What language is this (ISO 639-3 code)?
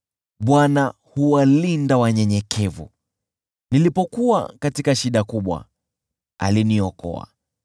swa